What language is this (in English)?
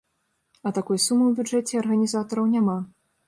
Belarusian